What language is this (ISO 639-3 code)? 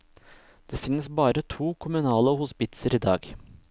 nor